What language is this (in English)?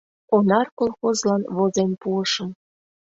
Mari